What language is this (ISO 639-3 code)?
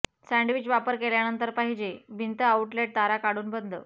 mar